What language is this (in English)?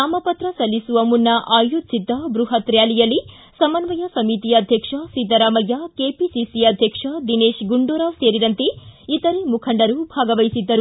Kannada